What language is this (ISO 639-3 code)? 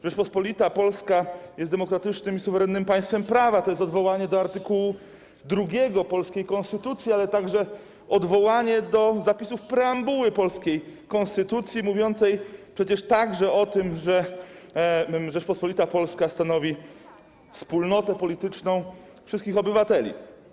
pol